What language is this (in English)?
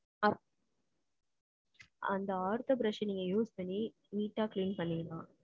Tamil